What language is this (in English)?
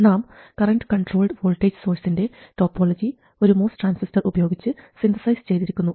Malayalam